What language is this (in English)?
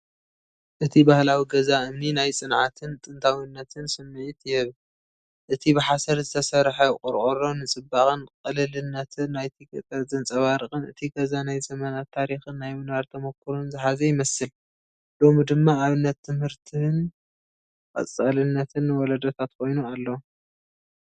Tigrinya